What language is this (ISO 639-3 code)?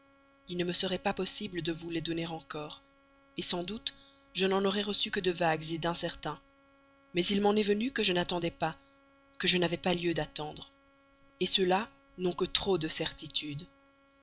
fra